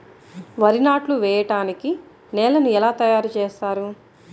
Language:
Telugu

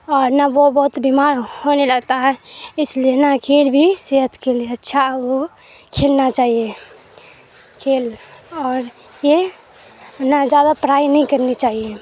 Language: Urdu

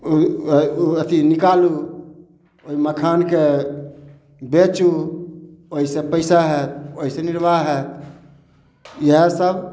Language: Maithili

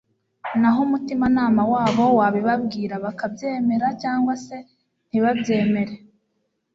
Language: Kinyarwanda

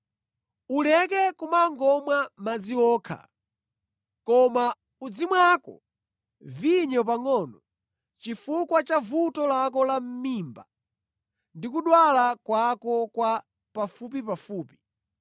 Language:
Nyanja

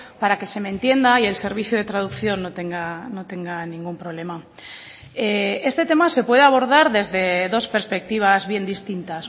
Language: Spanish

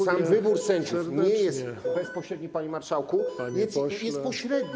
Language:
Polish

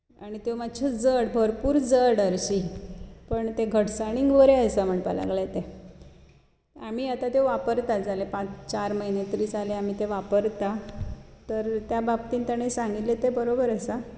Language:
Konkani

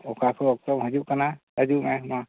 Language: Santali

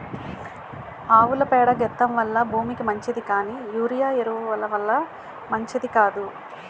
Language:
Telugu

